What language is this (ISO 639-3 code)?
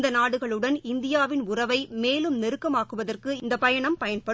tam